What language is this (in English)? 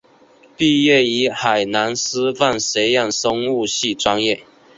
Chinese